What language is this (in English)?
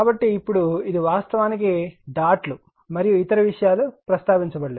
Telugu